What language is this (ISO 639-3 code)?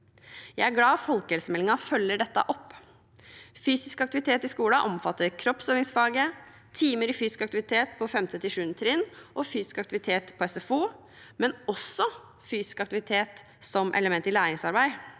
nor